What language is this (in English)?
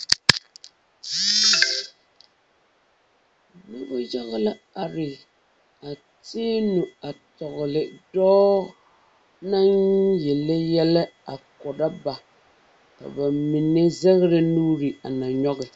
Southern Dagaare